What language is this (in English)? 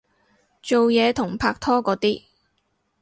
Cantonese